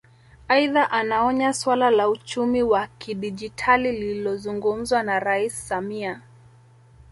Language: Swahili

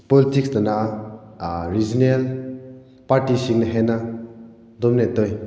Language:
Manipuri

